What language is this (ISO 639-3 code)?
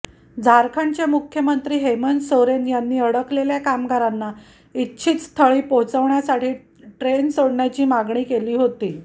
mar